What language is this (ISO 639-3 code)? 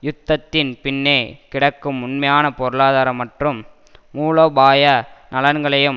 tam